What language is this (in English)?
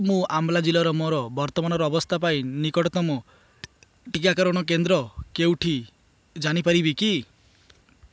Odia